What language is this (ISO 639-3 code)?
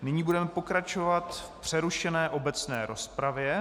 ces